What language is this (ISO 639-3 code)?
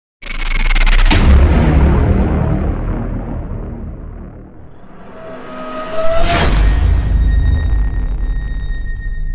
ind